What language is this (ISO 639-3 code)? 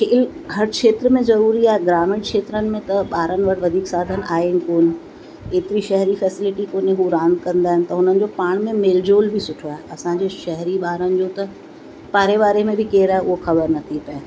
snd